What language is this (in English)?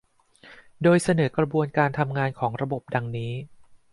Thai